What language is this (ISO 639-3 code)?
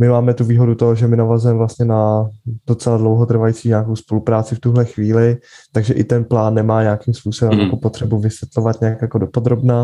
ces